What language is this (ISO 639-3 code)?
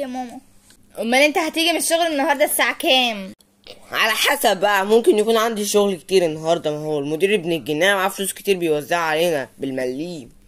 ara